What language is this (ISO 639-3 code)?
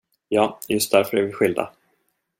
swe